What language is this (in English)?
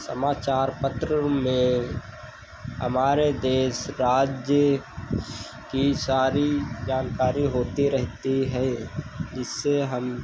Hindi